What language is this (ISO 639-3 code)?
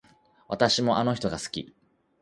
jpn